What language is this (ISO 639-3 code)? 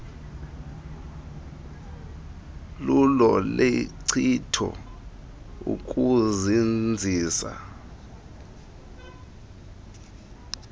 xho